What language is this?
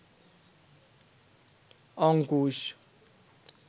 Bangla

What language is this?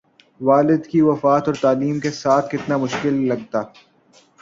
Urdu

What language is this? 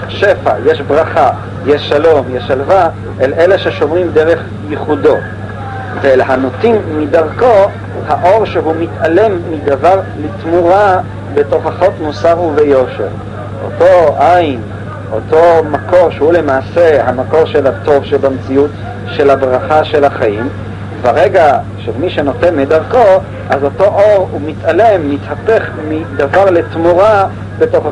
Hebrew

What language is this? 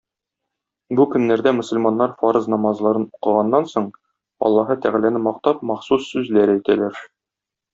Tatar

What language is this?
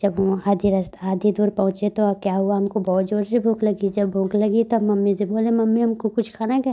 Hindi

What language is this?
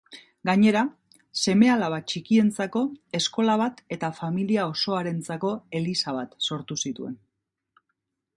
Basque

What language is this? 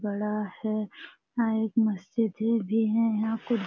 Hindi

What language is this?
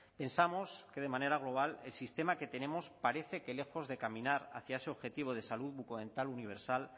Spanish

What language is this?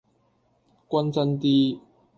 Cantonese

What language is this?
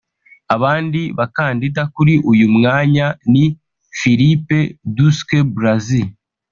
Kinyarwanda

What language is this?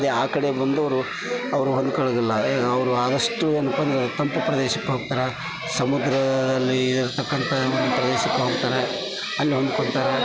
Kannada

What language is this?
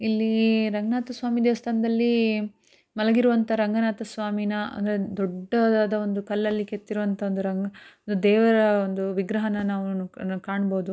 Kannada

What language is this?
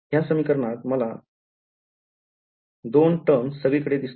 Marathi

